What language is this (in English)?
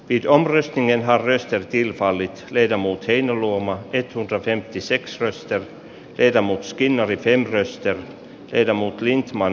Finnish